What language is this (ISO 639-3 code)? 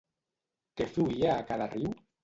cat